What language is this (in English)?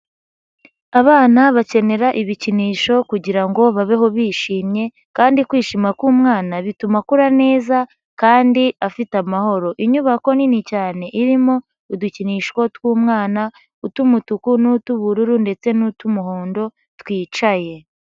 Kinyarwanda